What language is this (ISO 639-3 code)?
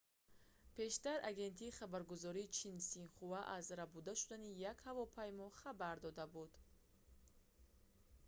tgk